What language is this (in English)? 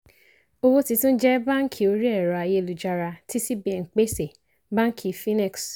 Yoruba